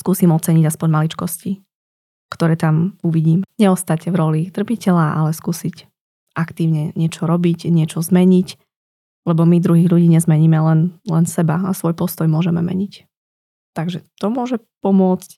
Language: Slovak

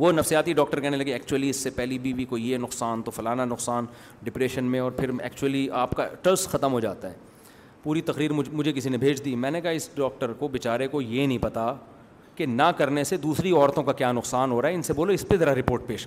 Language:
Urdu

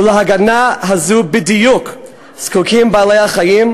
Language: Hebrew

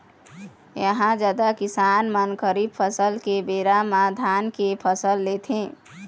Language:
Chhattisgarhi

